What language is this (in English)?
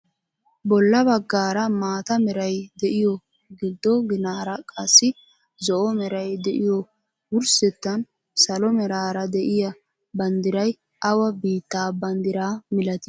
Wolaytta